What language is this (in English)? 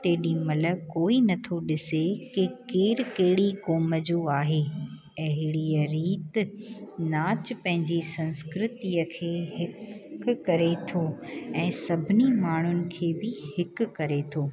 Sindhi